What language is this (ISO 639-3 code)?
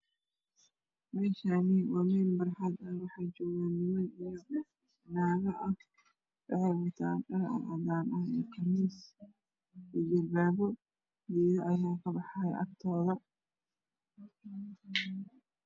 som